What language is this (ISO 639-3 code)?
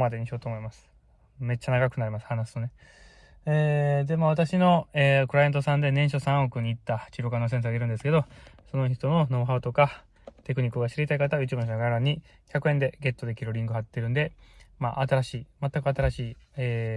jpn